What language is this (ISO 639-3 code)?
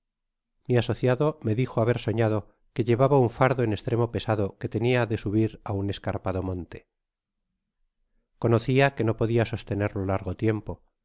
spa